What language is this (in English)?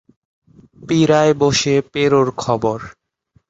Bangla